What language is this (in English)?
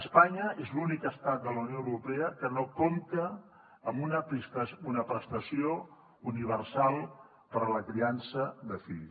Catalan